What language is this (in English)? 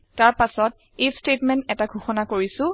Assamese